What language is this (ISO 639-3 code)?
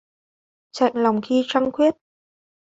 vie